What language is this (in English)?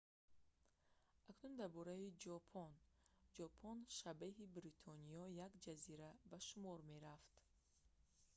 Tajik